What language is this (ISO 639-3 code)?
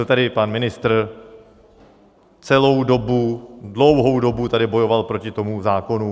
ces